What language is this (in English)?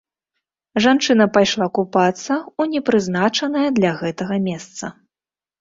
Belarusian